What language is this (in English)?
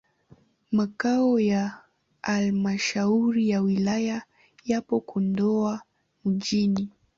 Swahili